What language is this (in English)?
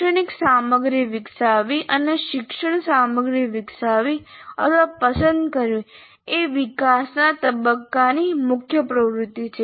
Gujarati